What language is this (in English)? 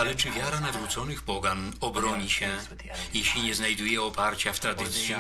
Polish